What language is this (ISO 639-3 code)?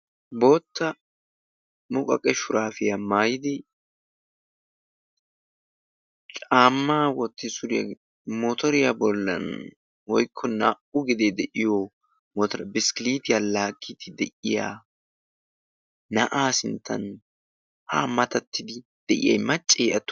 wal